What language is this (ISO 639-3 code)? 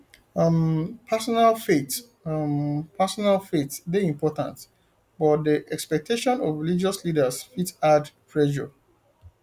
pcm